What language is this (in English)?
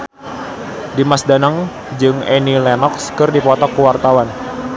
Sundanese